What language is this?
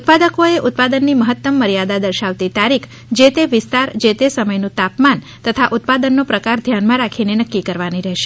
Gujarati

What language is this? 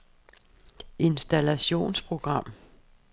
Danish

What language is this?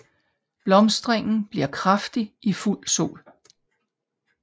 Danish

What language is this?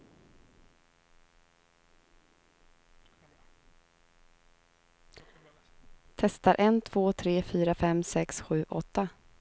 Swedish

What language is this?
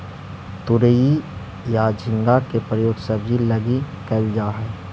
Magahi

